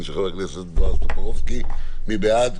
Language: Hebrew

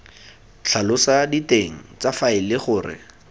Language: Tswana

